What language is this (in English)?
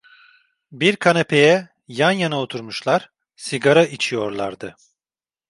Turkish